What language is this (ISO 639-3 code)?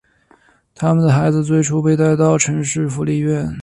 zho